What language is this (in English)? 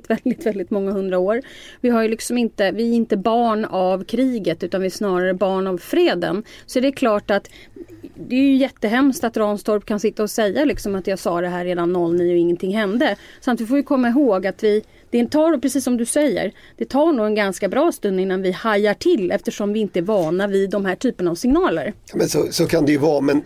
Swedish